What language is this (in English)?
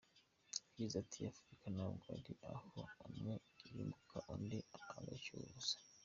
Kinyarwanda